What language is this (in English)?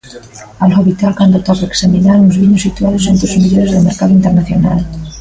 Galician